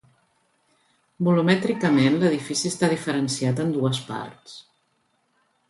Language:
Catalan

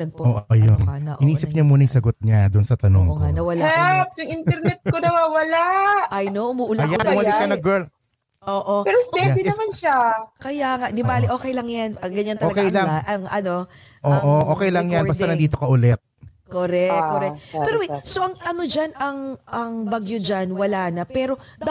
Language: Filipino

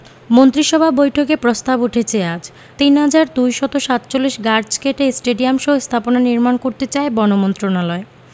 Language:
Bangla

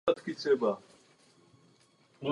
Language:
Czech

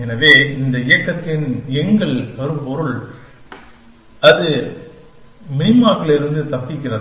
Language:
Tamil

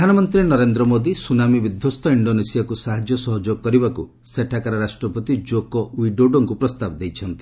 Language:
Odia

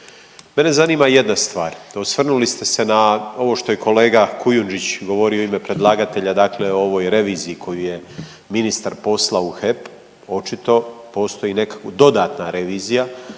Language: Croatian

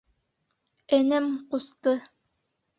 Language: Bashkir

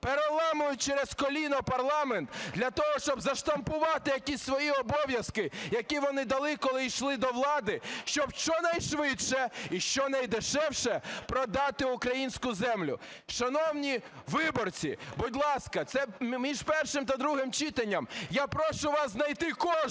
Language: Ukrainian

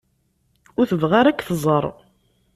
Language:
Kabyle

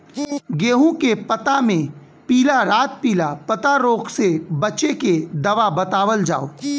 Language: Bhojpuri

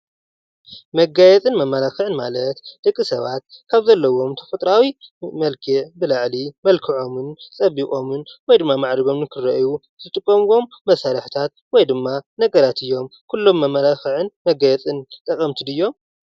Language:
Tigrinya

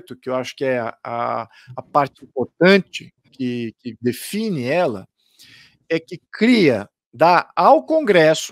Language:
Portuguese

